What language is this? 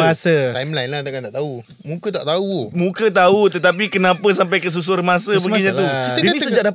Malay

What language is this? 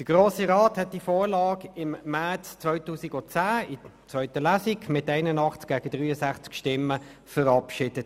Swiss German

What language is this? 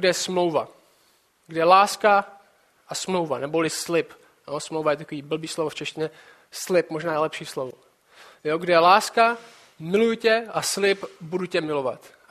Czech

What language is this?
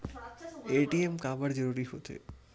Chhattisgarhi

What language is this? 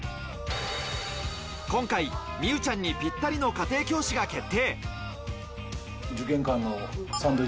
Japanese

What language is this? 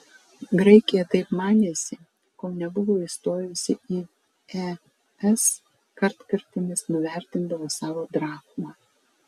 Lithuanian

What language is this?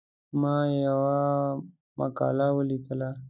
Pashto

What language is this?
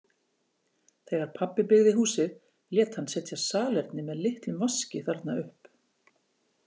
Icelandic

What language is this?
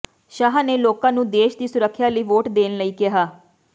Punjabi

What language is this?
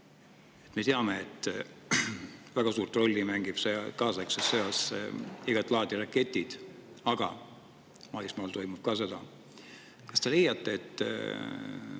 Estonian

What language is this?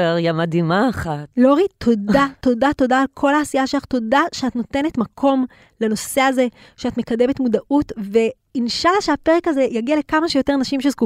Hebrew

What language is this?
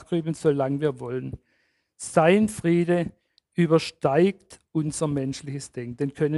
German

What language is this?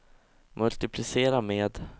Swedish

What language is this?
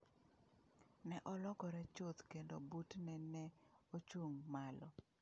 Luo (Kenya and Tanzania)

